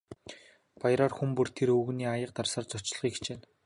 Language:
Mongolian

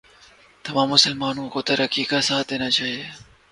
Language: Urdu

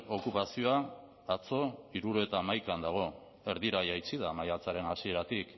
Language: Basque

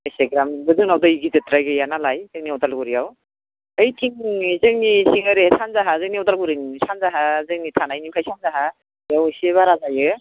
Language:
Bodo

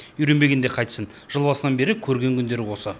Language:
Kazakh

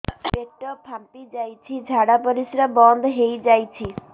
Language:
Odia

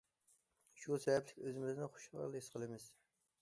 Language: Uyghur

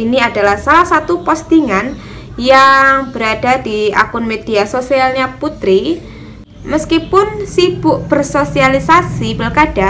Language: Indonesian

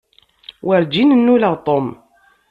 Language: Kabyle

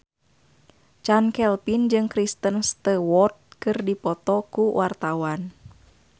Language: Sundanese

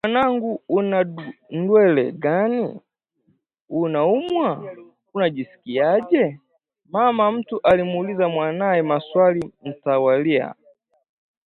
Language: Swahili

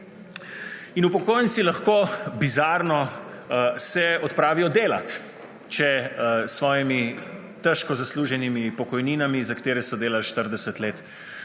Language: Slovenian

